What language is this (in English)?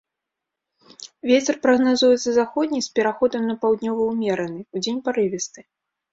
Belarusian